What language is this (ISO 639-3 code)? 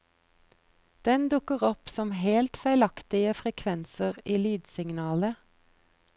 nor